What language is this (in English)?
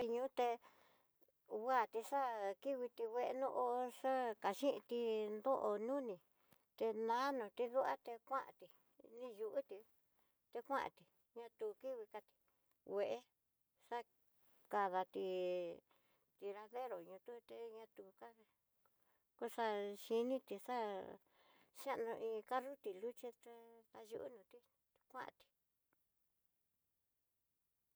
Tidaá Mixtec